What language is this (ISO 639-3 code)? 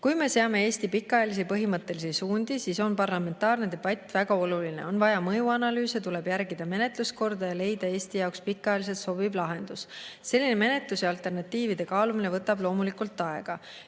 est